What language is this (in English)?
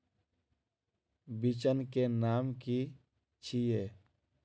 Magahi